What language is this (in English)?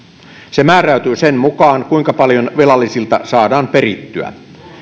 Finnish